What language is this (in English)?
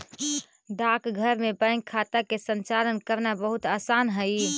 Magahi